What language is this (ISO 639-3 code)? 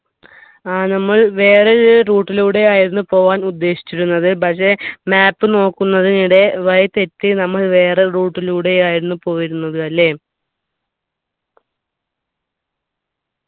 mal